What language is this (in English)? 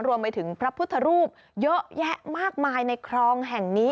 Thai